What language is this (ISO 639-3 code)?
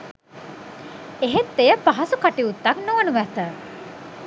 sin